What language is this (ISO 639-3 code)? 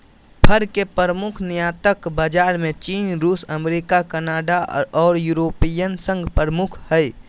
mag